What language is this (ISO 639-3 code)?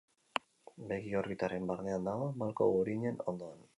eus